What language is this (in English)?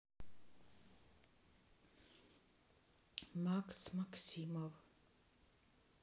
Russian